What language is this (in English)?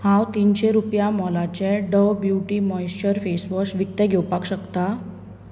Konkani